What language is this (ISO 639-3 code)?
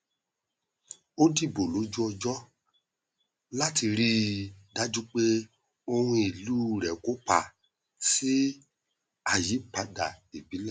yor